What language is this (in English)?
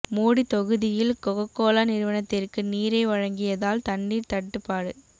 Tamil